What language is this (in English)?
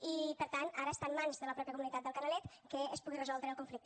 Catalan